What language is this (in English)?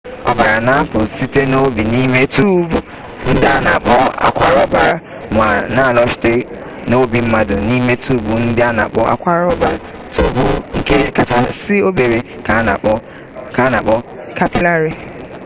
Igbo